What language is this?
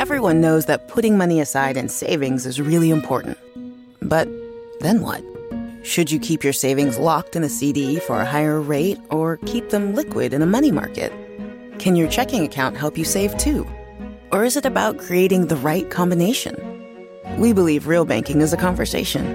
English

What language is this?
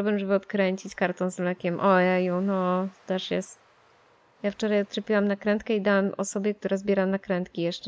Polish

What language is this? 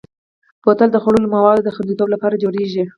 Pashto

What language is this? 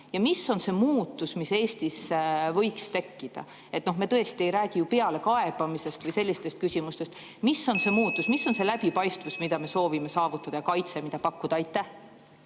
Estonian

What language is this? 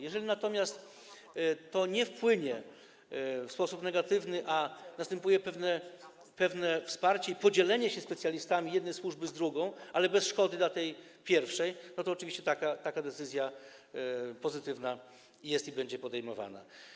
Polish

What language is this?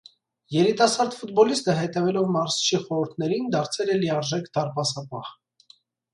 Armenian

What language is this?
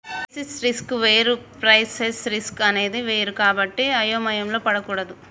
Telugu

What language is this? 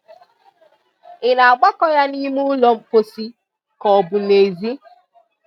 Igbo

